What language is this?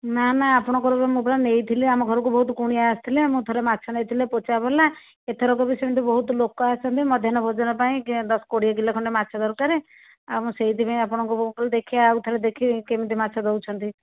Odia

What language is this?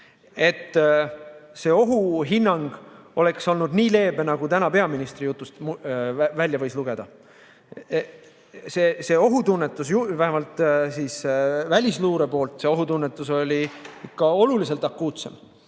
Estonian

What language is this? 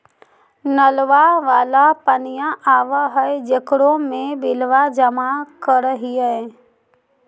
Magahi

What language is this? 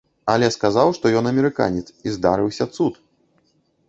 Belarusian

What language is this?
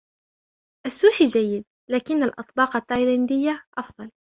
Arabic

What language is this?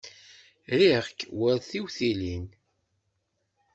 Kabyle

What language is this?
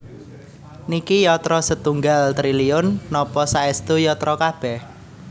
Javanese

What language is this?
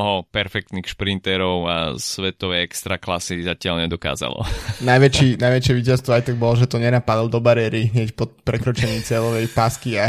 Slovak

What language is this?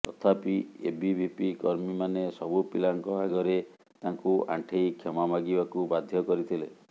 Odia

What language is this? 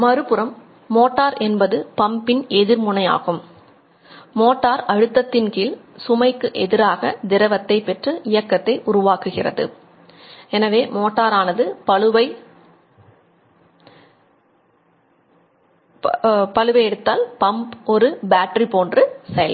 Tamil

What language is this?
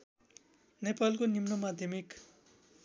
Nepali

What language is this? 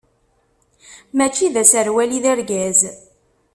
Kabyle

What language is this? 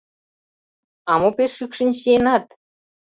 Mari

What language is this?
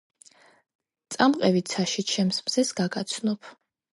Georgian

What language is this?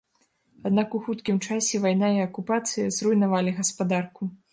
Belarusian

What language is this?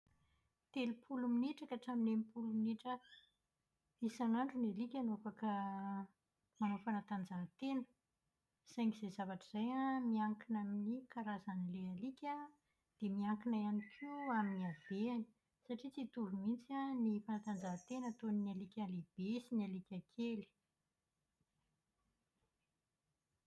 Malagasy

